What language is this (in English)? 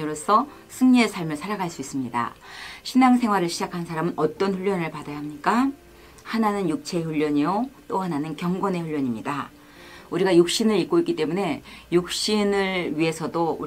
Korean